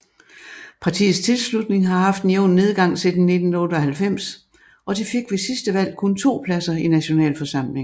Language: Danish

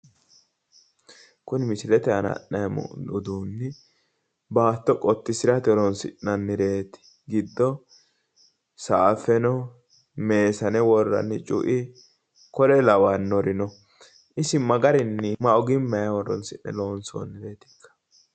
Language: Sidamo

